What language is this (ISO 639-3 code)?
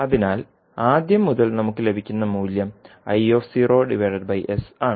mal